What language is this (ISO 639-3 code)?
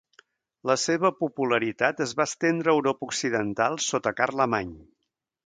cat